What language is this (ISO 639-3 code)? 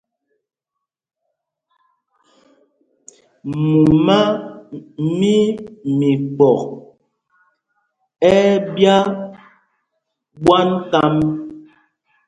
mgg